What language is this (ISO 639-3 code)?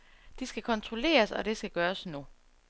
dan